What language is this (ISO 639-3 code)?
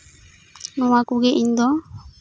sat